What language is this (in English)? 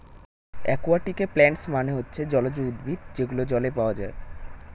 Bangla